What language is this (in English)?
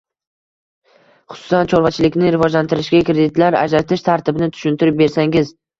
Uzbek